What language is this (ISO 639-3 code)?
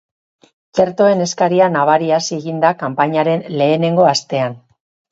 eus